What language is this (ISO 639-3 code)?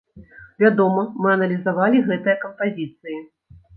bel